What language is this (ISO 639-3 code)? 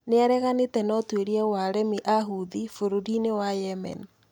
kik